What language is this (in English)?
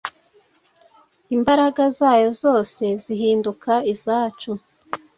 Kinyarwanda